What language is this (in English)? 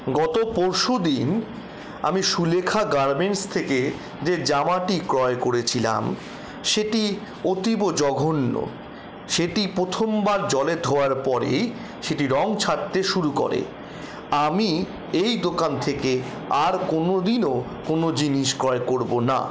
Bangla